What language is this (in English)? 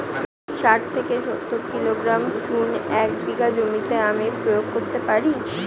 Bangla